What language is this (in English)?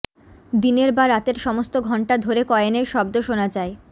Bangla